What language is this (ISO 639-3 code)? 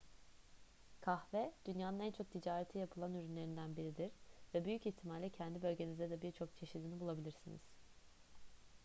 tur